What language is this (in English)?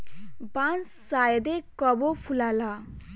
Bhojpuri